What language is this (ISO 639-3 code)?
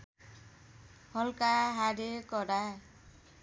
nep